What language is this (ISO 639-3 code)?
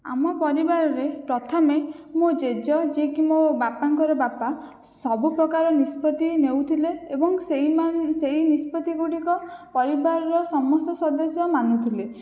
ori